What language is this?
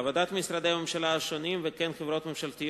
Hebrew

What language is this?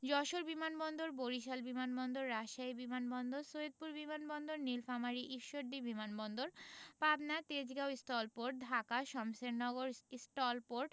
Bangla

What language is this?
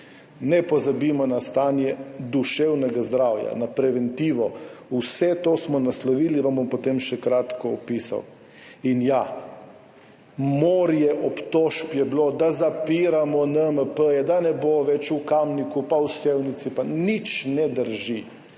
Slovenian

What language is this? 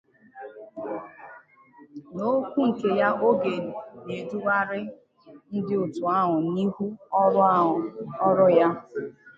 Igbo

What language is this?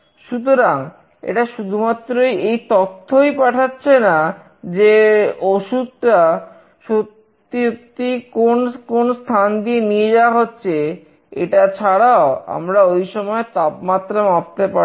Bangla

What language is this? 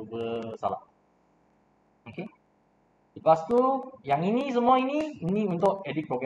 Malay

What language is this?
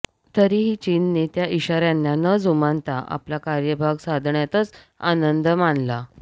Marathi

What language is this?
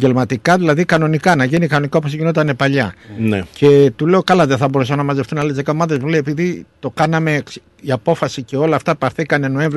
Greek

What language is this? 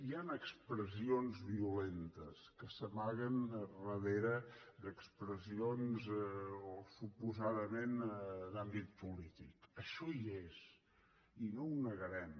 Catalan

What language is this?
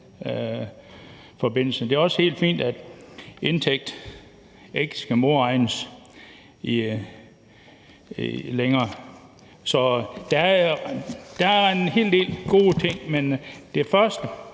Danish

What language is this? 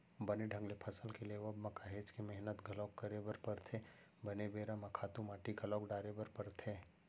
Chhattisgarhi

